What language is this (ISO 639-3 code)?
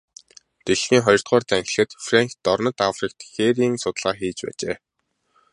mon